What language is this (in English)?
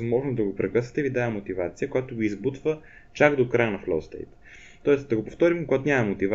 Bulgarian